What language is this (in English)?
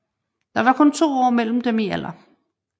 Danish